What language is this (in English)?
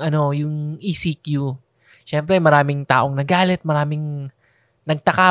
Filipino